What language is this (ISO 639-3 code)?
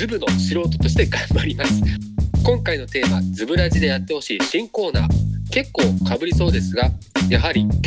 jpn